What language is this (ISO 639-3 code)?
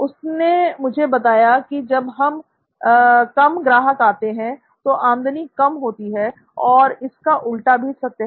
hin